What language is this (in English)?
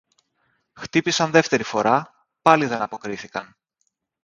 Greek